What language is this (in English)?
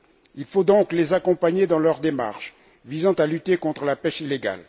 French